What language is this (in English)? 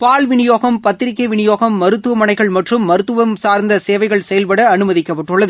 Tamil